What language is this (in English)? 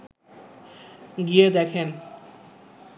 Bangla